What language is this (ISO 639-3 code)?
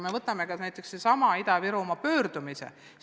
est